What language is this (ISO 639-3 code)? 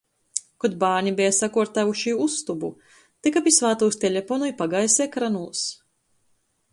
ltg